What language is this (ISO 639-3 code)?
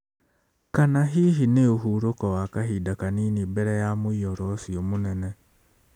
kik